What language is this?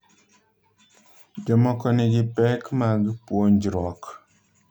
Luo (Kenya and Tanzania)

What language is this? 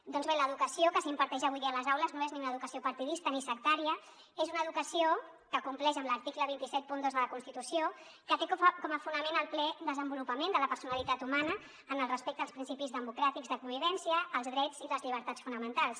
Catalan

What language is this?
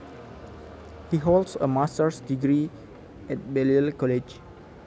Javanese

